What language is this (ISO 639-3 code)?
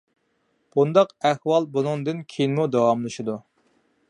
uig